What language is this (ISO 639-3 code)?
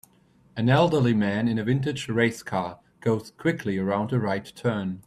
eng